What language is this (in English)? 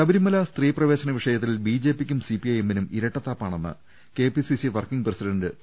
Malayalam